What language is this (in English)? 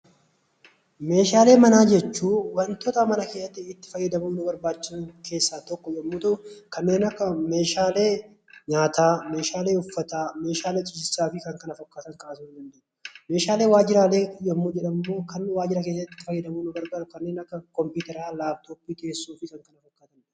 Oromo